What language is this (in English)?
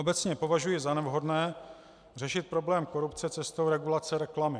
Czech